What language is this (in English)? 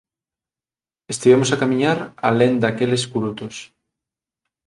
Galician